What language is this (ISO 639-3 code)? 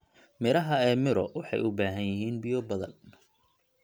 som